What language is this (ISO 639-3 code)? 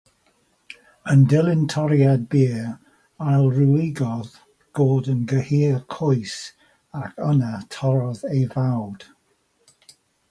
cym